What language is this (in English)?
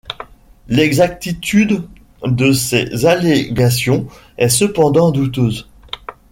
French